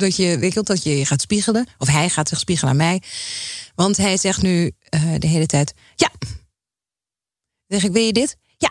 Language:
Dutch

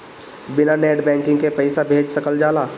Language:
Bhojpuri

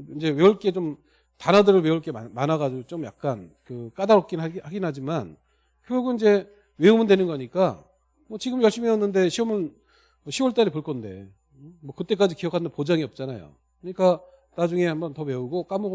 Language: Korean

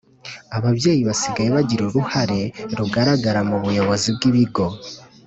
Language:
Kinyarwanda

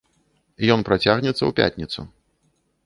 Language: Belarusian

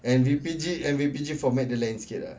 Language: English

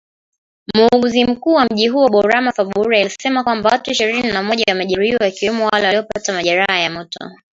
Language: Swahili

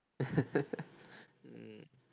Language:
Tamil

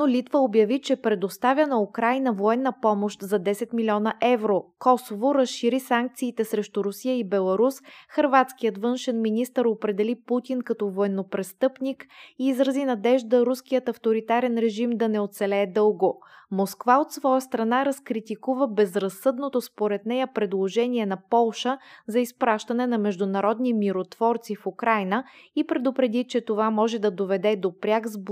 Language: Bulgarian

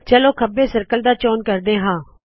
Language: Punjabi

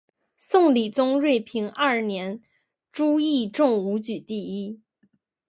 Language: Chinese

